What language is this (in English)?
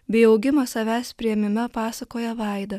Lithuanian